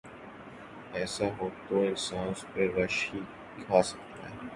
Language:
Urdu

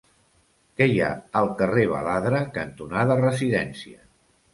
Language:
Catalan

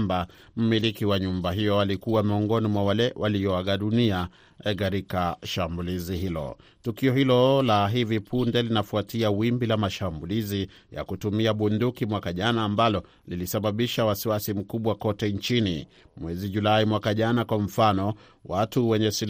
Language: Swahili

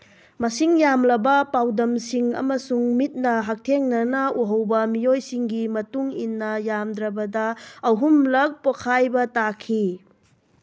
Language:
Manipuri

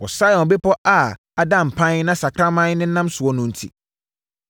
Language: Akan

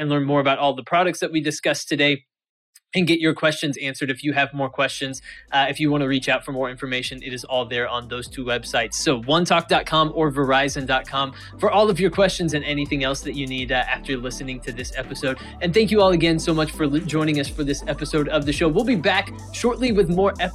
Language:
English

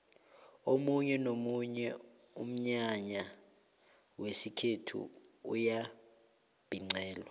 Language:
South Ndebele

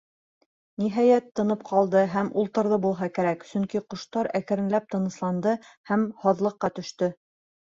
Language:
Bashkir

